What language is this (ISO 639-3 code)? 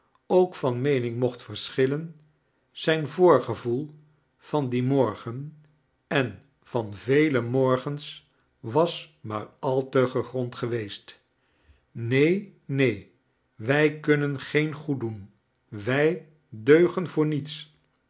nld